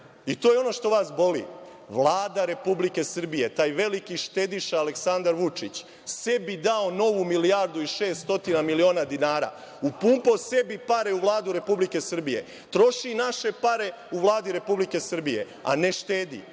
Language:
Serbian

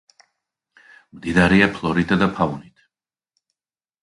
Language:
Georgian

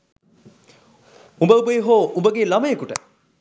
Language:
Sinhala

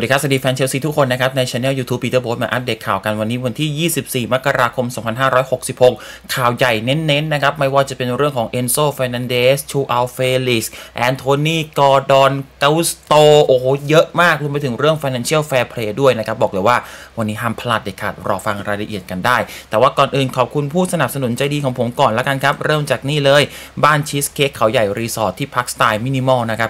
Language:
Thai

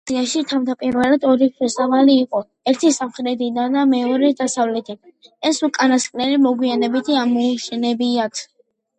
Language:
Georgian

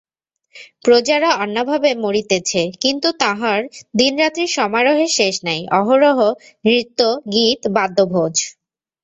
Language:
Bangla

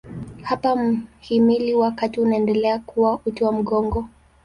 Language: Swahili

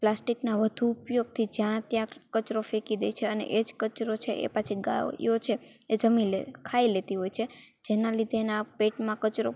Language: Gujarati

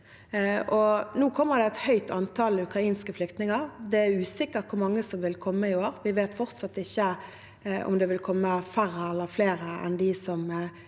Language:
Norwegian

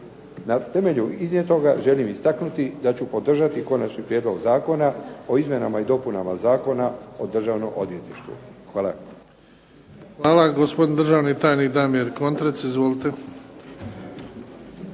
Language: Croatian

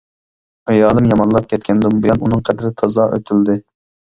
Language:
Uyghur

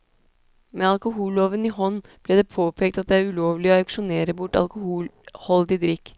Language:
Norwegian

